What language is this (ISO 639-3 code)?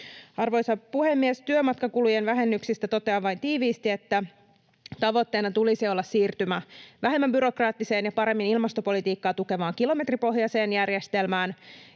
fin